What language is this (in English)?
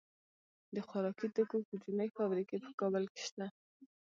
Pashto